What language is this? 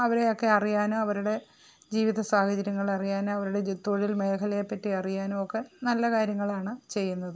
Malayalam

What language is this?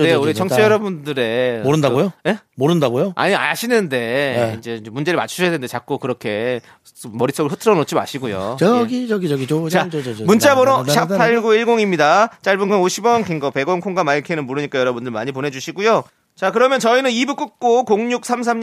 Korean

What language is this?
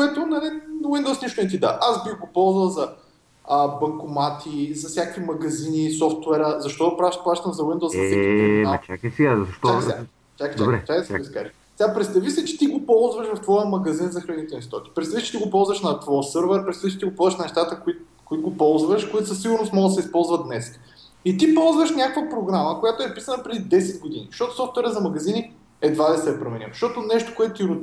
Bulgarian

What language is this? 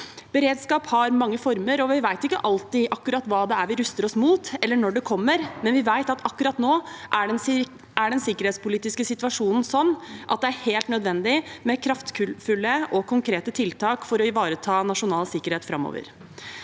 Norwegian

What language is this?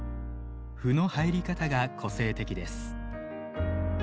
Japanese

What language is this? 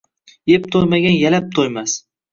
Uzbek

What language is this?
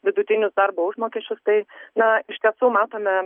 Lithuanian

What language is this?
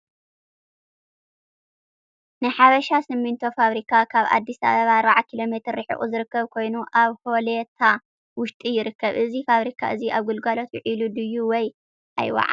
Tigrinya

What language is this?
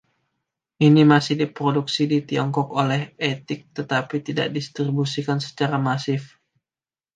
Indonesian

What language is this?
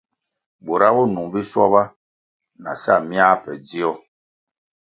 Kwasio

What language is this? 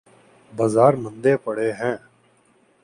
Urdu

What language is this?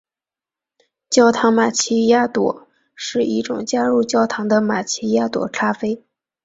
Chinese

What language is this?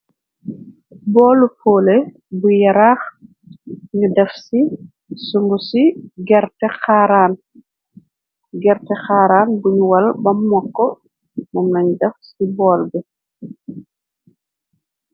Wolof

